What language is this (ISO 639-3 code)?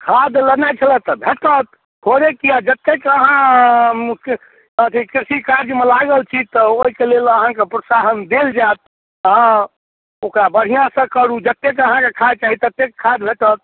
mai